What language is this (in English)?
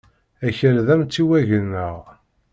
Kabyle